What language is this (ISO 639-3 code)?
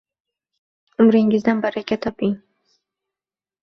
uzb